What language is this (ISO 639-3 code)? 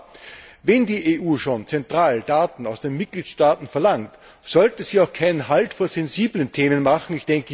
deu